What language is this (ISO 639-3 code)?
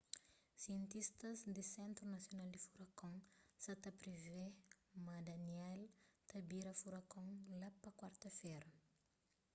kea